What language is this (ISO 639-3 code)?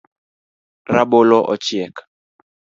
luo